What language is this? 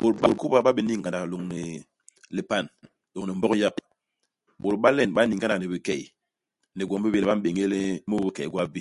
Basaa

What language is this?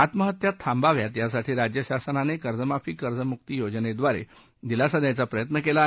Marathi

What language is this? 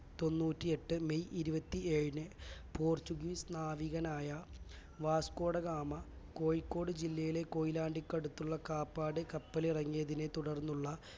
Malayalam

